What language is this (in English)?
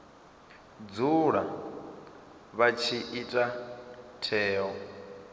Venda